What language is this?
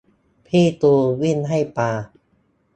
Thai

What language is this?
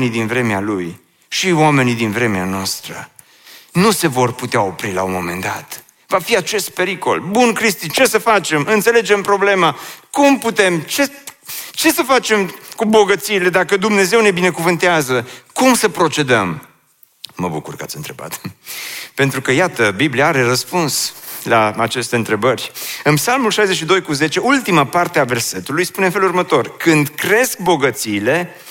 Romanian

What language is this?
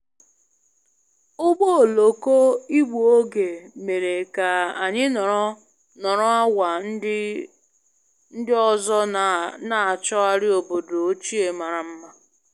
Igbo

